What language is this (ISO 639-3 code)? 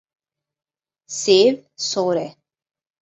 kur